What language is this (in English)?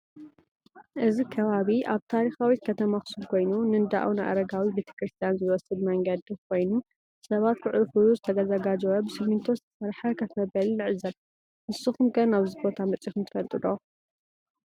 Tigrinya